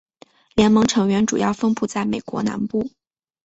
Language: Chinese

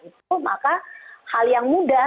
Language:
Indonesian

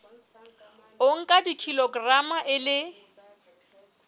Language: Southern Sotho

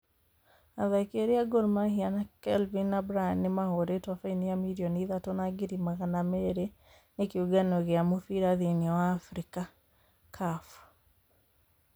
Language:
Kikuyu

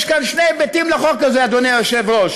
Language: Hebrew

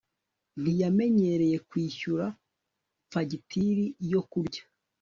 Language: Kinyarwanda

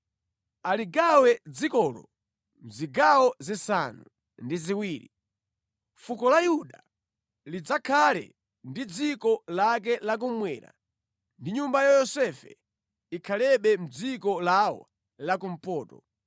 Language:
Nyanja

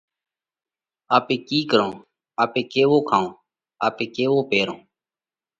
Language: Parkari Koli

